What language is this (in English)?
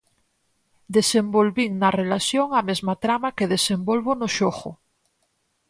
Galician